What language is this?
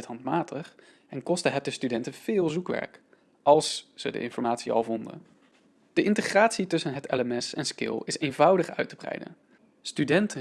Dutch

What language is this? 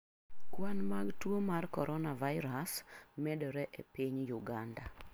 Luo (Kenya and Tanzania)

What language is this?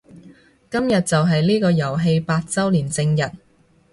Cantonese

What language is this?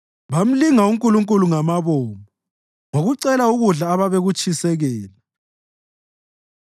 North Ndebele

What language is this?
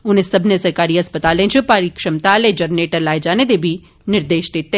Dogri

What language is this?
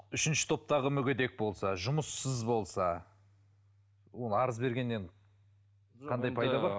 Kazakh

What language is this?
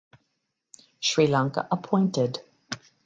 English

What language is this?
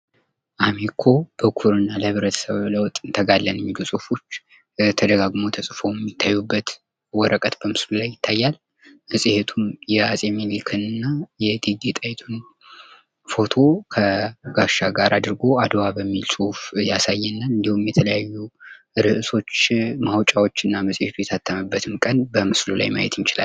Amharic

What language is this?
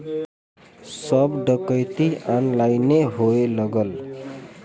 Bhojpuri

